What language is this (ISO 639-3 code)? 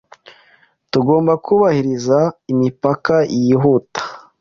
kin